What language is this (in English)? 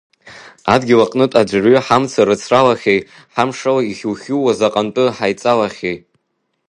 Abkhazian